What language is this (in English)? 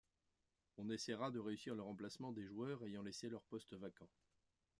French